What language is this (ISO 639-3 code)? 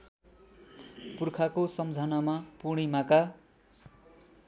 nep